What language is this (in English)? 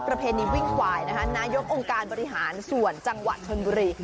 Thai